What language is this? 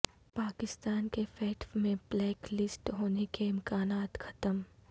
Urdu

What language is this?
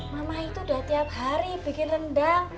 Indonesian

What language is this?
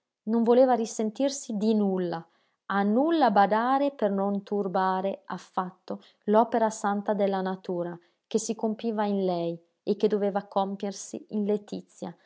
Italian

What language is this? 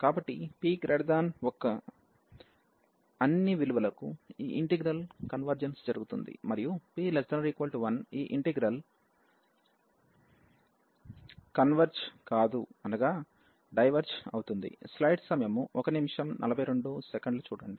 Telugu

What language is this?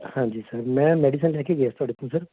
Punjabi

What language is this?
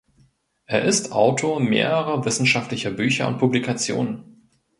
German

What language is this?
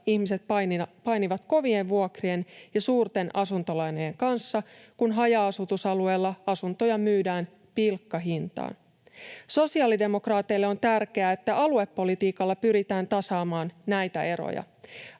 Finnish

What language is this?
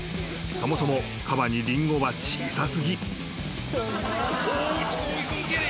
Japanese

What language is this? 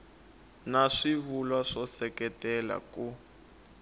Tsonga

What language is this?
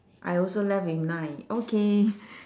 English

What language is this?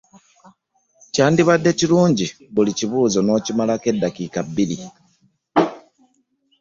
Ganda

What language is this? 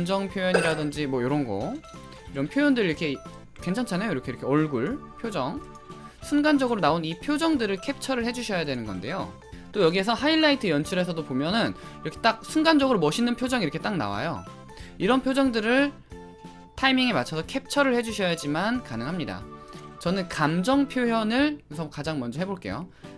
Korean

